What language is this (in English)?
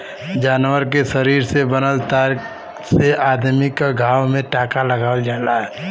Bhojpuri